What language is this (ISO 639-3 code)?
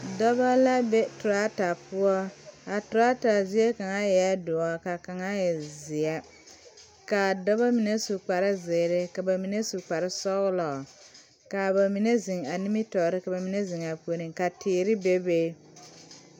dga